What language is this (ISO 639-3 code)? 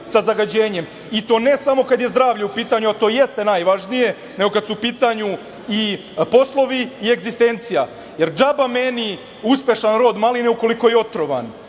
srp